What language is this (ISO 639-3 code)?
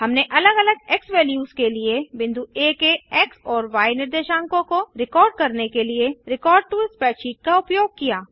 hin